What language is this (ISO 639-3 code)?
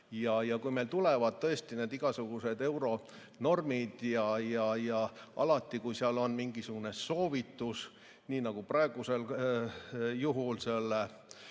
est